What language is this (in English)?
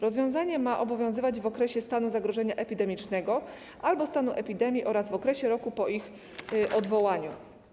Polish